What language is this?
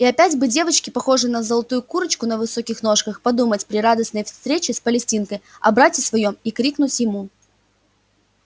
Russian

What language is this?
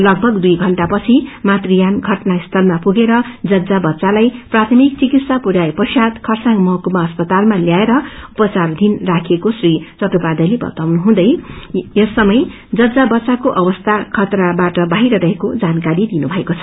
Nepali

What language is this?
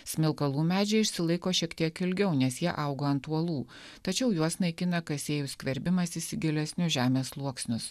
Lithuanian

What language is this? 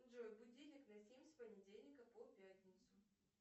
Russian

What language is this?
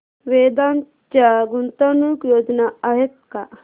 Marathi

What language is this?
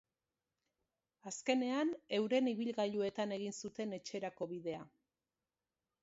Basque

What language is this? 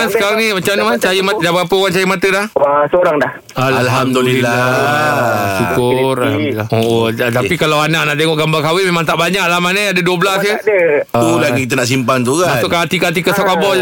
Malay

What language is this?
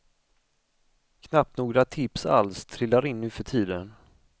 Swedish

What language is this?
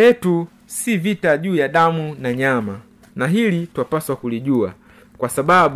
Swahili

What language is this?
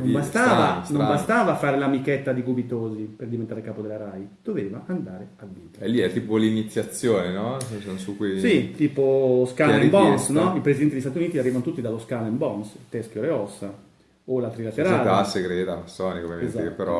Italian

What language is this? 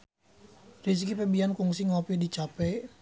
Sundanese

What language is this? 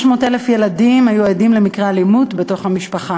Hebrew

